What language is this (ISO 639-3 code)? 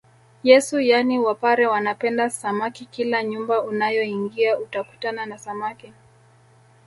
swa